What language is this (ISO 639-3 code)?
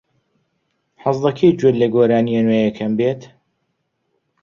ckb